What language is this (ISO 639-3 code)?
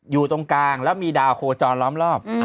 tha